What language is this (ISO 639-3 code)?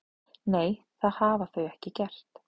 isl